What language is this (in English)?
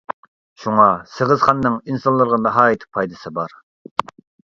Uyghur